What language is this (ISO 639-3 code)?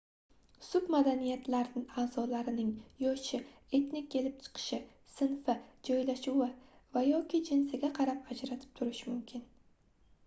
uzb